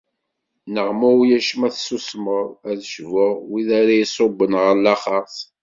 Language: Kabyle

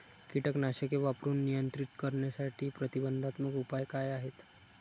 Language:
Marathi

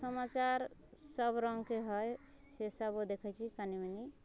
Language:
Maithili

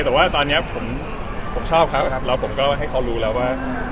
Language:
Thai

